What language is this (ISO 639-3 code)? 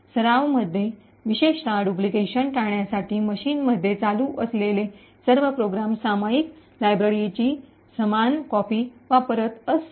mar